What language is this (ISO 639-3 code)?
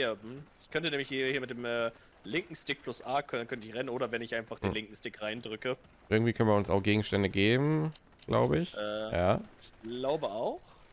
deu